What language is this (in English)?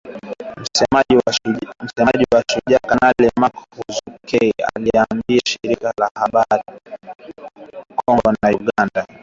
Swahili